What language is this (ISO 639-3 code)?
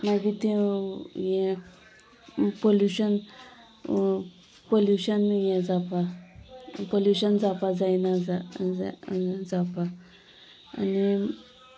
kok